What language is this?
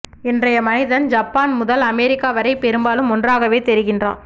Tamil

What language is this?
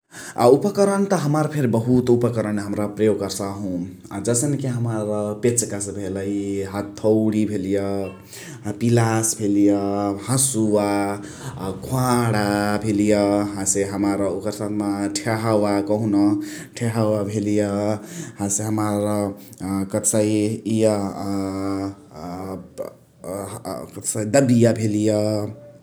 Chitwania Tharu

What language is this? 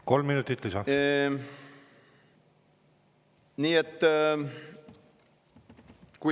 Estonian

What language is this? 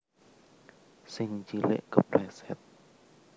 Javanese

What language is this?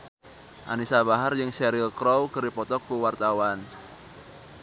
Sundanese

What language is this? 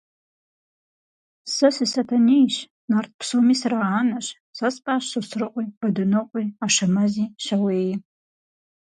Kabardian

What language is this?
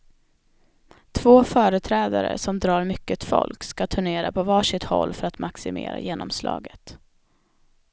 Swedish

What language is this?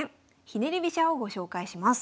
Japanese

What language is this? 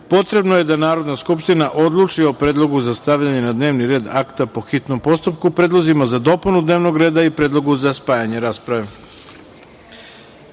Serbian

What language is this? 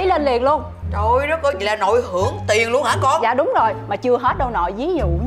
Vietnamese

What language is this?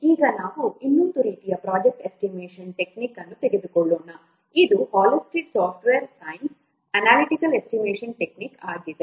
Kannada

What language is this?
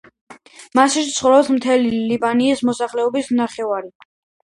Georgian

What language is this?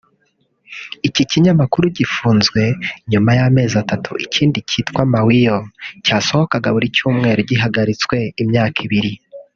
Kinyarwanda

